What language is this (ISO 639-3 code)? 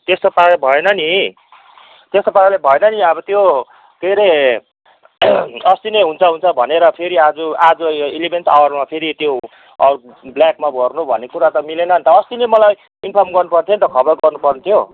nep